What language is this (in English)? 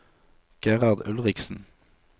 Norwegian